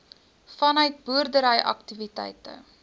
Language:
Afrikaans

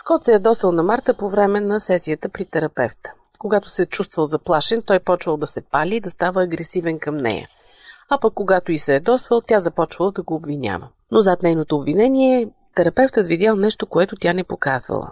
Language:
Bulgarian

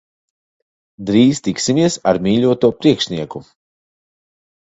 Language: Latvian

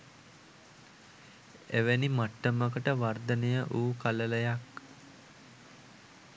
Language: Sinhala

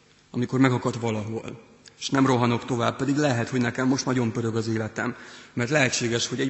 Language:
Hungarian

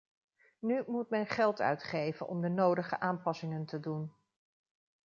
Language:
Dutch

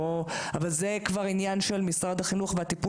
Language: Hebrew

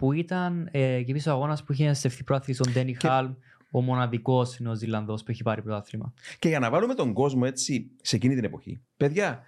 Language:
Greek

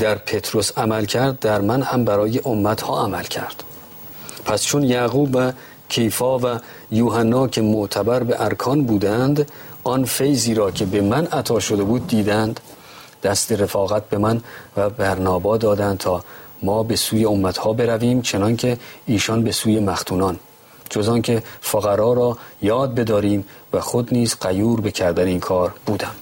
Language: Persian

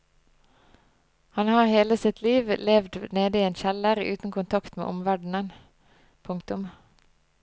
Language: Norwegian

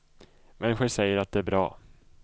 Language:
Swedish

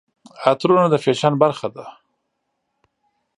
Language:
Pashto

